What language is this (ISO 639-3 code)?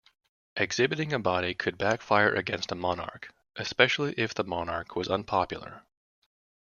eng